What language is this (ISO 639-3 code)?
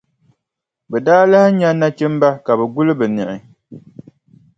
dag